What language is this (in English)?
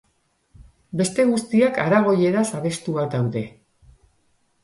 Basque